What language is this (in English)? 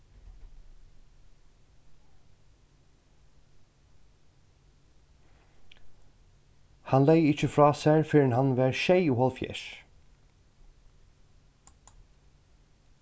Faroese